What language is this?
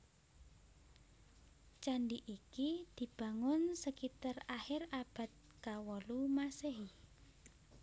Javanese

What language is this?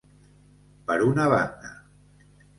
Catalan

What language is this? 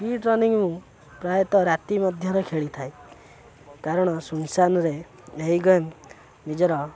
Odia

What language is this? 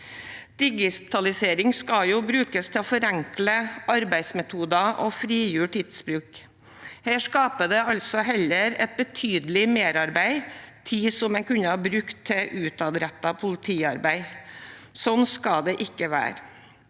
Norwegian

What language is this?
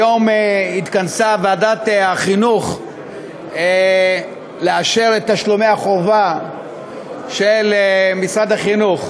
Hebrew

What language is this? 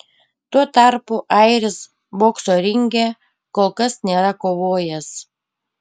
Lithuanian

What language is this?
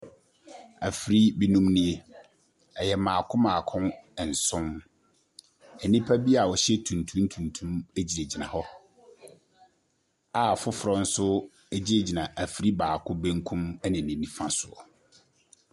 Akan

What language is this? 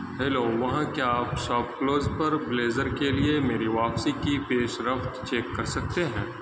Urdu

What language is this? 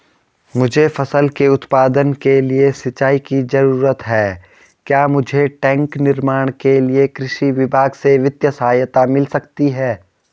Hindi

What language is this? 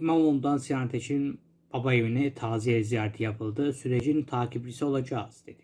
Turkish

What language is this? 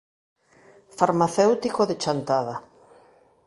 Galician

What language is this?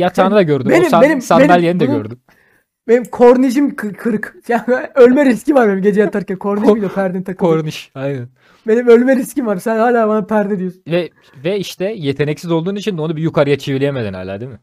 Turkish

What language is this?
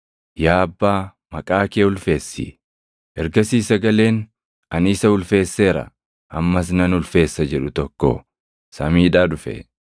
Oromo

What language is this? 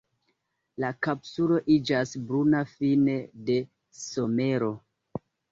Esperanto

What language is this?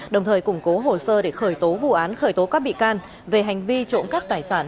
Vietnamese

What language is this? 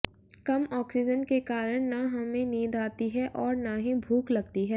Hindi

